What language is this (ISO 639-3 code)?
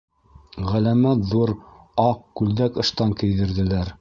bak